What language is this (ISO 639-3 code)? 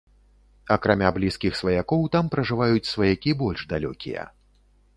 bel